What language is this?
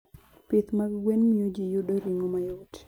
Luo (Kenya and Tanzania)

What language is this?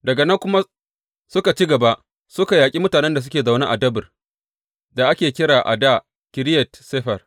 Hausa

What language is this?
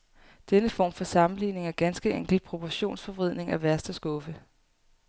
Danish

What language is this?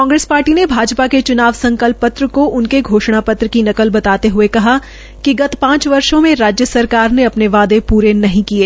Hindi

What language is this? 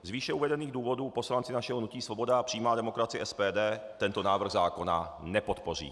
Czech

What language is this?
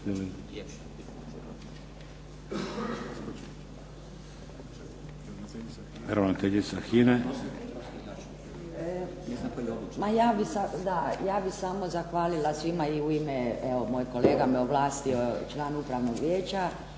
Croatian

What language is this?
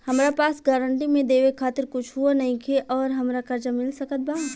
Bhojpuri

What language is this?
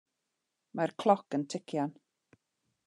Welsh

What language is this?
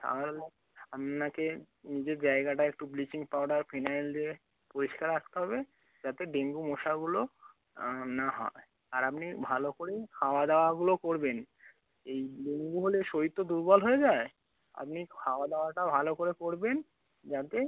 Bangla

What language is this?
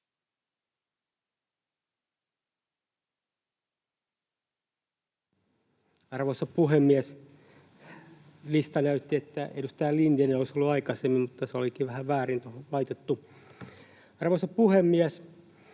Finnish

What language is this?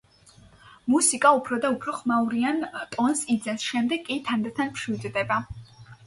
Georgian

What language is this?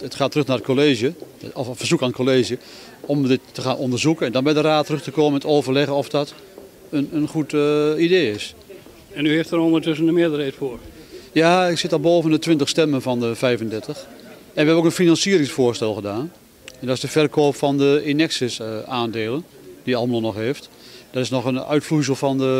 Dutch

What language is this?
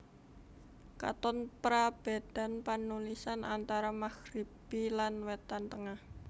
Javanese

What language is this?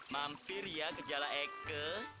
Indonesian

